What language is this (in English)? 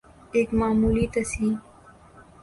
Urdu